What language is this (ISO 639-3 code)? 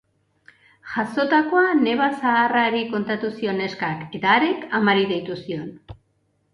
eus